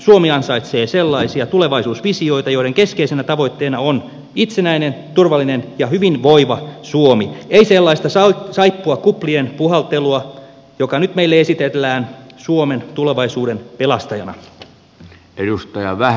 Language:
Finnish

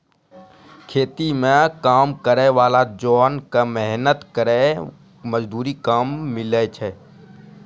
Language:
Maithili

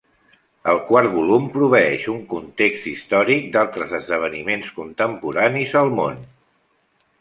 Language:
Catalan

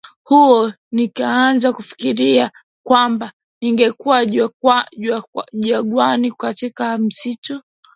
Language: Swahili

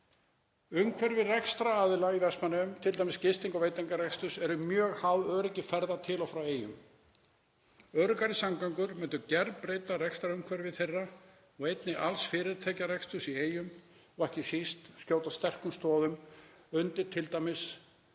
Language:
Icelandic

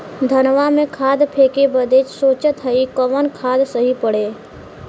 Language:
Bhojpuri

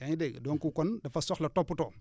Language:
Wolof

